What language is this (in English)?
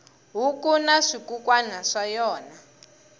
Tsonga